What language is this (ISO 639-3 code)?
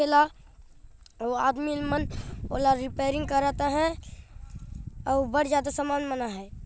sck